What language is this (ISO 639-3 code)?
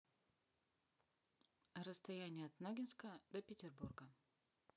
rus